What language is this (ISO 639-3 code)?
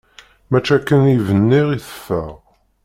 kab